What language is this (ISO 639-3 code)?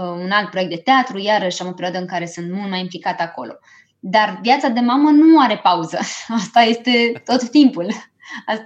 ron